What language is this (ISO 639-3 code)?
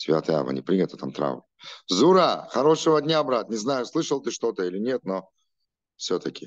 rus